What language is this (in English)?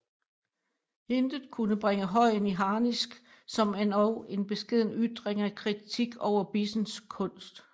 Danish